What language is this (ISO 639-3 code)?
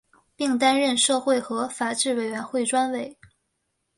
zho